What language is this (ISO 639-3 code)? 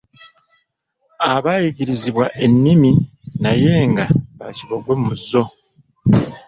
lug